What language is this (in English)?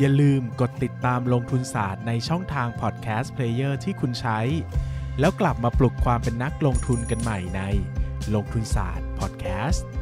Thai